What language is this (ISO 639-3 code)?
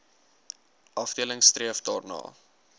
afr